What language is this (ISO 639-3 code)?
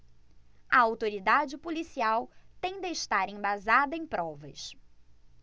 por